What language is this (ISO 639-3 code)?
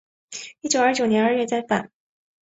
zho